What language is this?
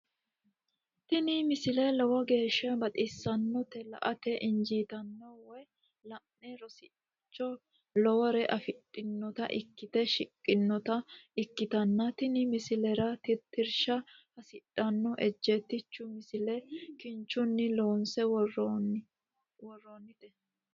Sidamo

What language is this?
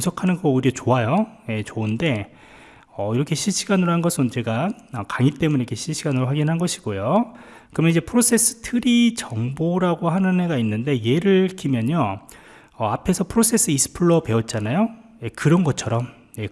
Korean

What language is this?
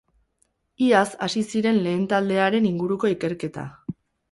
Basque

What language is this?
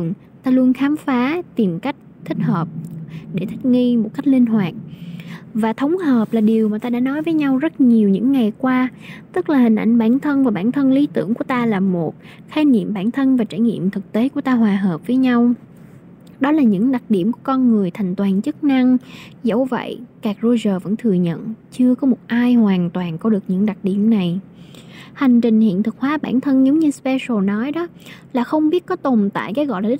Vietnamese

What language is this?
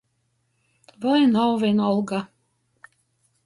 Latgalian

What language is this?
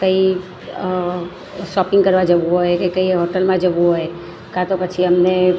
Gujarati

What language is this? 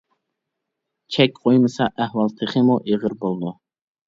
Uyghur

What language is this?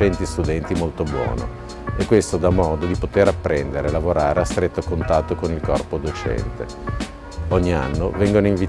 Italian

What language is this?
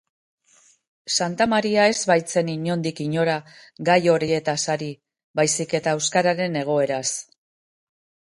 Basque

